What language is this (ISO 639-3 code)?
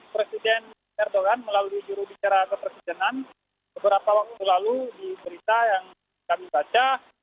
ind